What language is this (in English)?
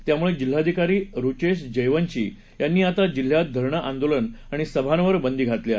Marathi